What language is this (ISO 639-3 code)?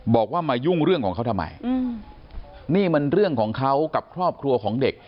tha